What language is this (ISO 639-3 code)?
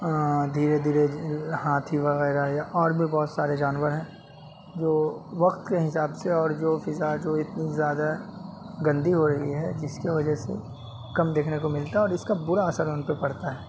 urd